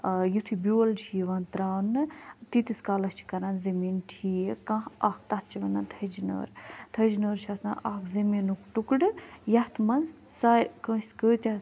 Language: Kashmiri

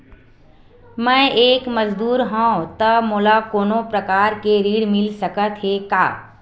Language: Chhattisgarhi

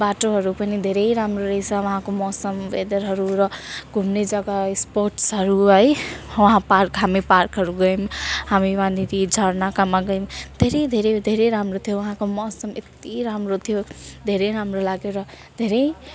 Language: Nepali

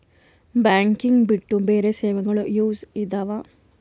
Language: Kannada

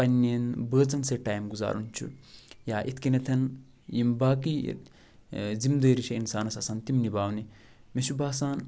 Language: Kashmiri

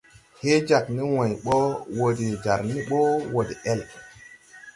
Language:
Tupuri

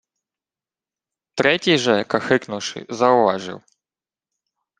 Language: Ukrainian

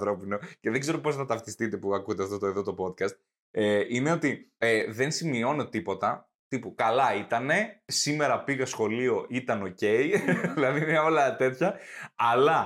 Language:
Greek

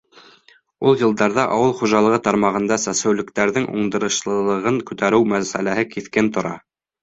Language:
Bashkir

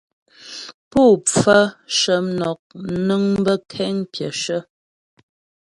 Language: Ghomala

